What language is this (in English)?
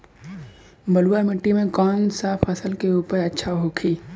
Bhojpuri